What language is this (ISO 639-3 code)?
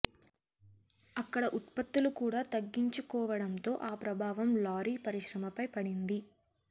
tel